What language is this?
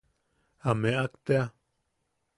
Yaqui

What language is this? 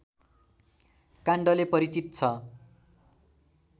Nepali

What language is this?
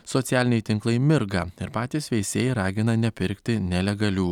Lithuanian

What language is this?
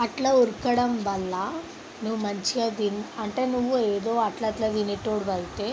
Telugu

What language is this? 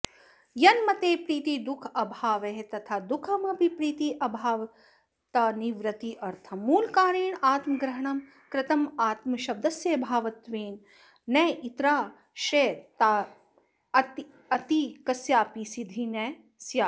Sanskrit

